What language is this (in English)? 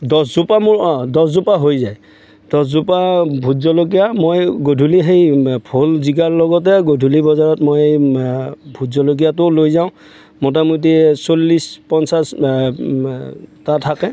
Assamese